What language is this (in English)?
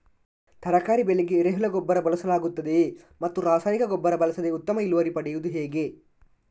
Kannada